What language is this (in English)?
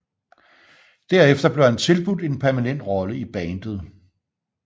Danish